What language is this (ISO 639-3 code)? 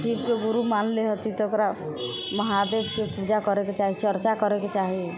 mai